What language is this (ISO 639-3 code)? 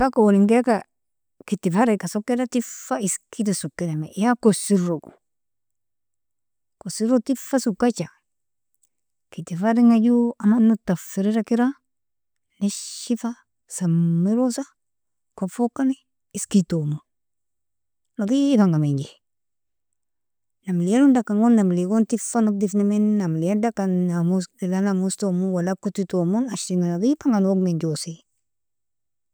fia